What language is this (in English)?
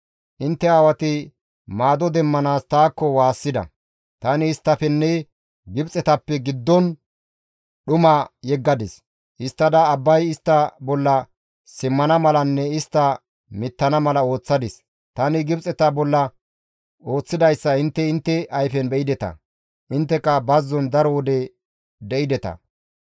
Gamo